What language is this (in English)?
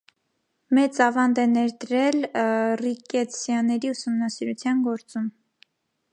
Armenian